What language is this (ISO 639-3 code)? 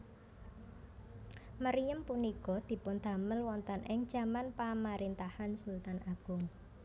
jav